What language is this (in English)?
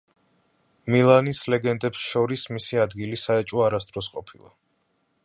Georgian